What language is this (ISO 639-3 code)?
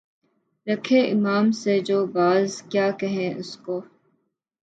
urd